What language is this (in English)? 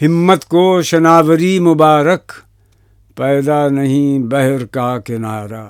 Urdu